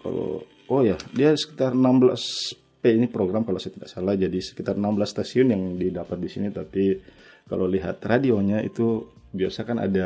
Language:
Indonesian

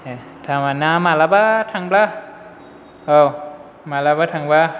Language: Bodo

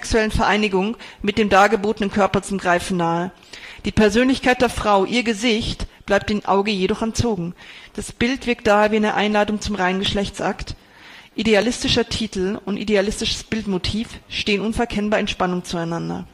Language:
German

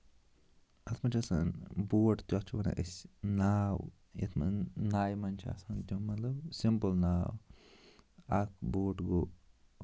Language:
Kashmiri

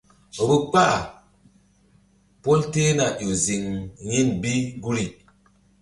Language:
Mbum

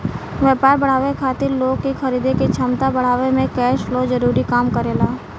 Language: Bhojpuri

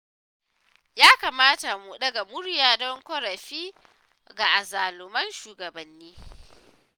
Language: Hausa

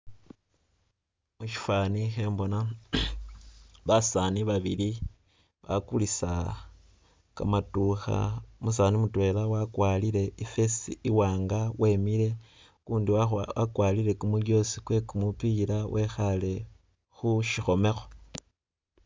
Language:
Masaaba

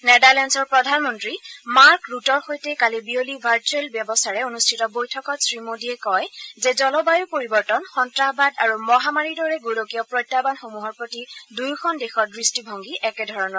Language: Assamese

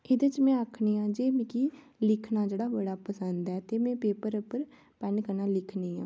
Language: Dogri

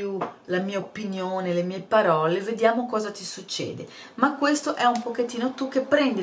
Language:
Italian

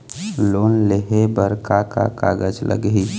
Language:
Chhattisgarhi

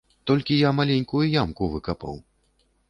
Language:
Belarusian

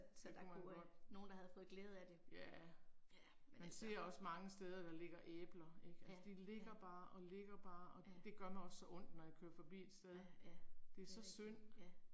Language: Danish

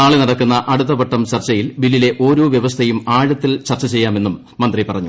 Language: Malayalam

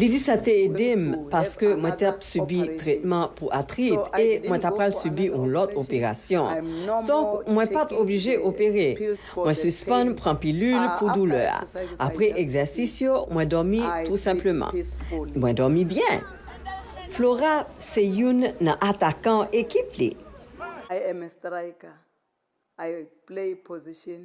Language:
French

